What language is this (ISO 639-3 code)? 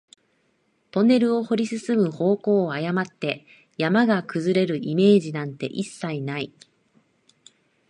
jpn